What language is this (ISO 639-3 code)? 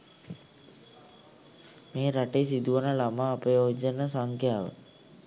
sin